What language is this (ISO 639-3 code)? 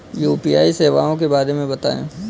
hin